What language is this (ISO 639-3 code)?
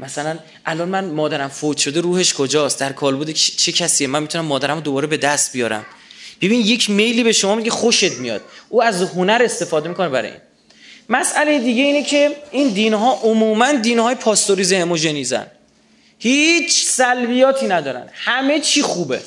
fas